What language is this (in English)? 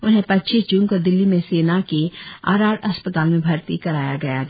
Hindi